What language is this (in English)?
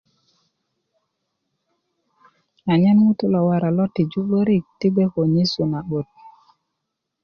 Kuku